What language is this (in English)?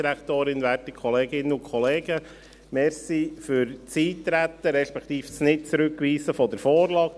Swiss German